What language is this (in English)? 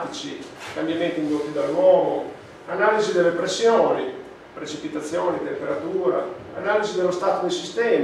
Italian